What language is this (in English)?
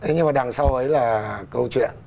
Vietnamese